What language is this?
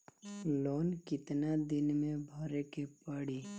Bhojpuri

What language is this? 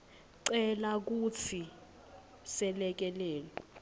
Swati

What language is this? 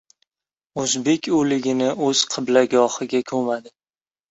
Uzbek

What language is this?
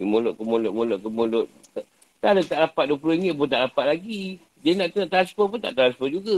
Malay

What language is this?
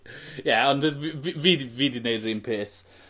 Welsh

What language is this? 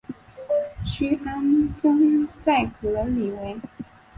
Chinese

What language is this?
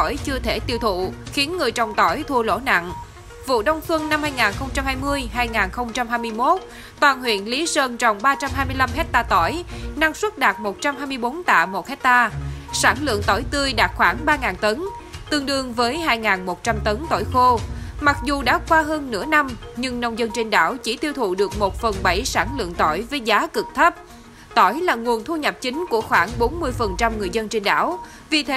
Vietnamese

